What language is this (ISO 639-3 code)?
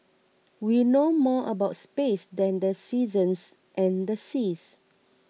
eng